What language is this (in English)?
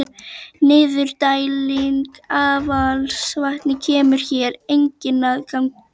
Icelandic